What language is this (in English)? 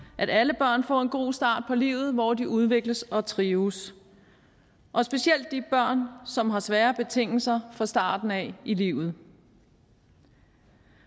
Danish